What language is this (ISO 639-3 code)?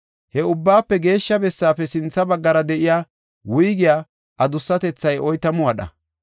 gof